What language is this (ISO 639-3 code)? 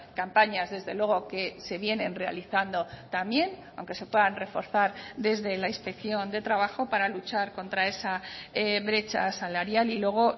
spa